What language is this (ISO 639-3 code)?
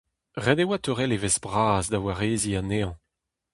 bre